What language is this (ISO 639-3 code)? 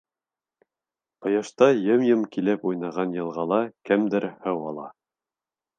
bak